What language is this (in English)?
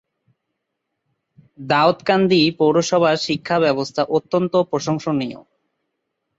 Bangla